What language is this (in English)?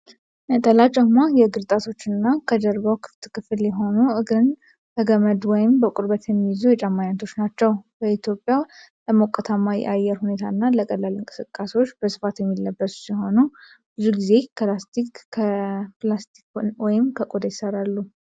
Amharic